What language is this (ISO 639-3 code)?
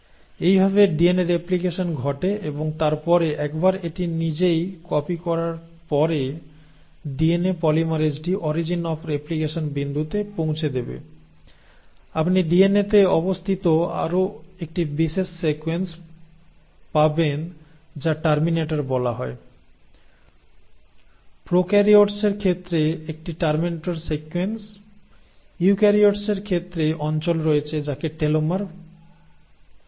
ben